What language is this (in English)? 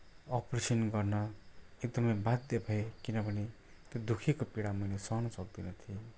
Nepali